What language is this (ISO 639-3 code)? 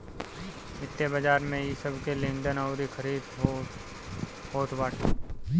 bho